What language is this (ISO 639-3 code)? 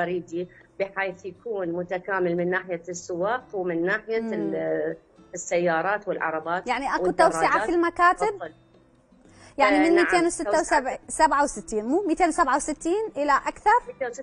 ara